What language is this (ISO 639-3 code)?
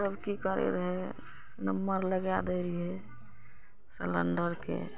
mai